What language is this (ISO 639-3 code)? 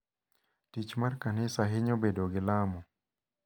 luo